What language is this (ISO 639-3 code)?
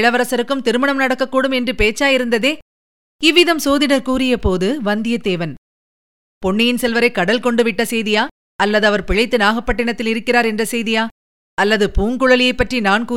tam